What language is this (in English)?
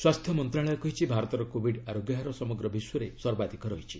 Odia